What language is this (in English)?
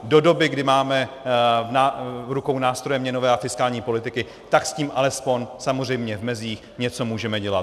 Czech